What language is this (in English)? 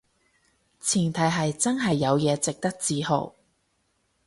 Cantonese